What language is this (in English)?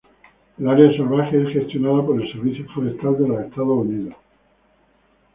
Spanish